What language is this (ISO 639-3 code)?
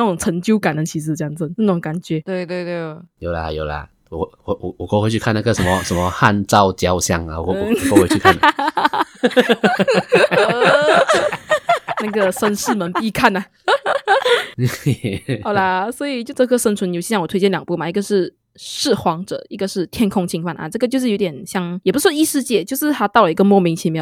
zho